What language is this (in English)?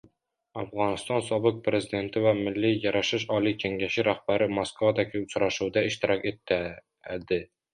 Uzbek